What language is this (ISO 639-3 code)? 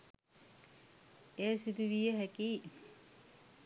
sin